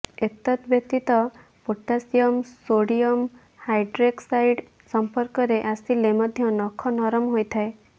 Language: Odia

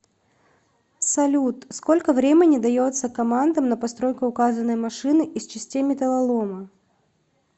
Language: Russian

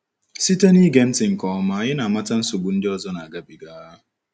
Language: Igbo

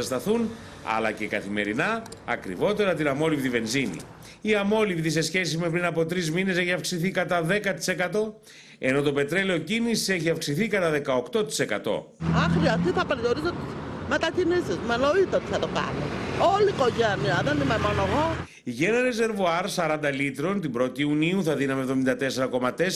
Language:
Greek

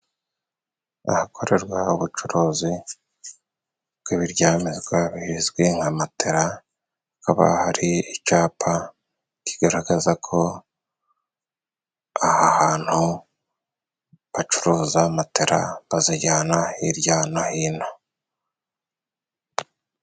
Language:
Kinyarwanda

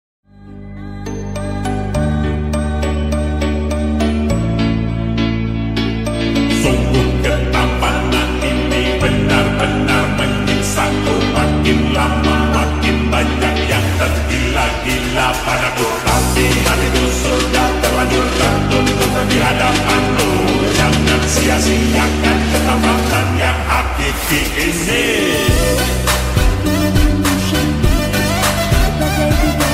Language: Thai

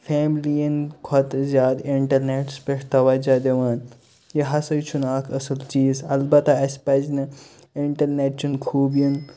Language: Kashmiri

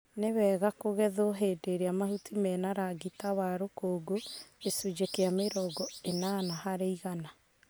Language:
Kikuyu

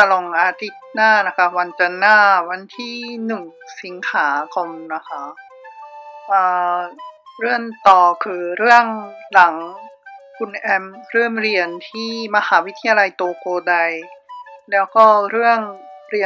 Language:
Thai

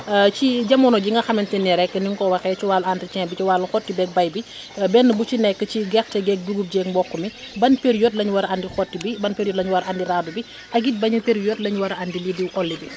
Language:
Wolof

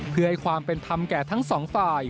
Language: Thai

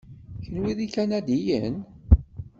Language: Kabyle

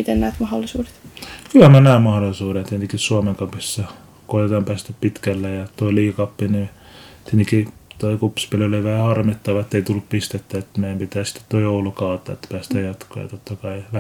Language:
Finnish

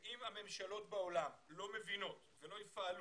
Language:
Hebrew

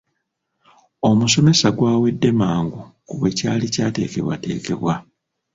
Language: Ganda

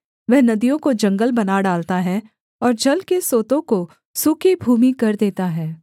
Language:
Hindi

